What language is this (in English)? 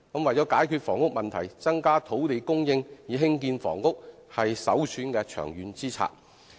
Cantonese